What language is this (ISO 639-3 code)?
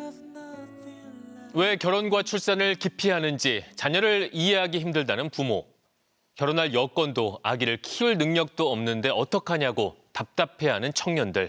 kor